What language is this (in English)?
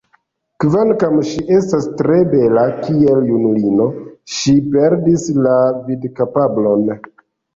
Esperanto